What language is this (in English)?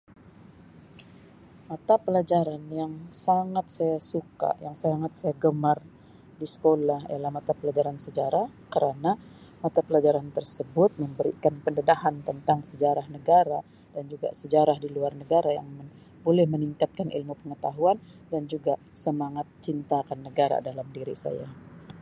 Sabah Malay